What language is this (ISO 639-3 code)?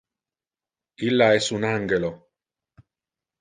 ina